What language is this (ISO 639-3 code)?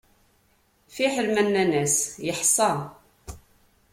kab